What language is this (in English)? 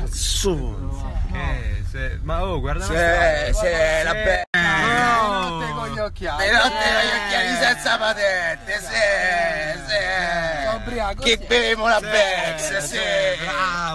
Italian